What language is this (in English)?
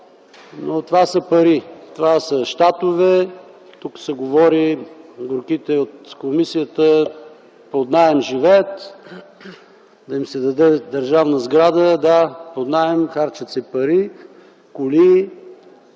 Bulgarian